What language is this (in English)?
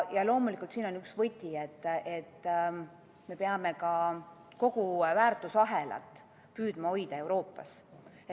Estonian